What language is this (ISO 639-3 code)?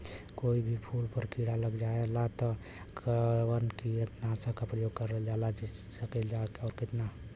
bho